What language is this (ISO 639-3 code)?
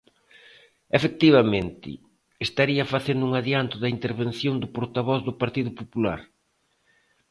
glg